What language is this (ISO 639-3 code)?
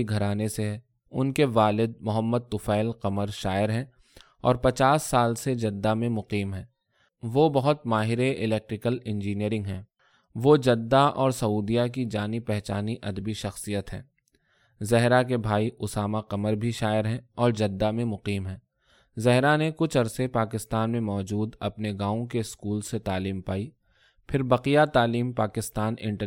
urd